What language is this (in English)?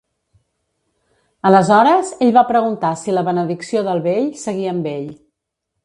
Catalan